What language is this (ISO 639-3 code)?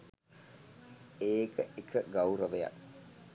sin